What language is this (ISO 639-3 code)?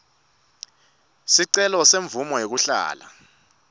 ssw